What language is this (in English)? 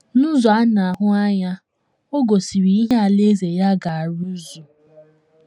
Igbo